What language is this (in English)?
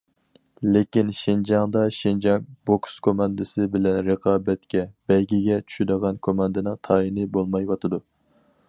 Uyghur